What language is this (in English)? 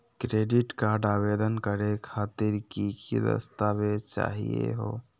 Magahi